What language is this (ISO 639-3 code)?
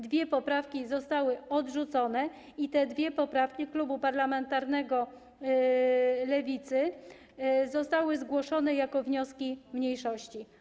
pol